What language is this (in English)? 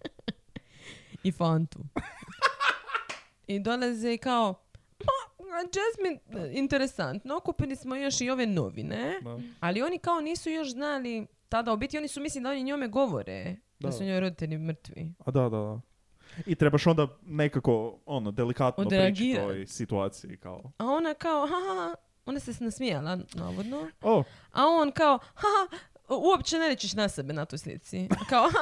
Croatian